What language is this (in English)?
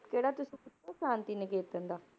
Punjabi